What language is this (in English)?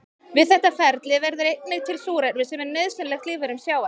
Icelandic